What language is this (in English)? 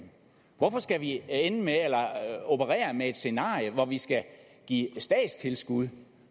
Danish